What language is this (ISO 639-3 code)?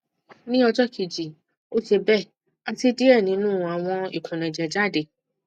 yor